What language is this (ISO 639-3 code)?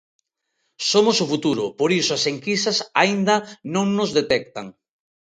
glg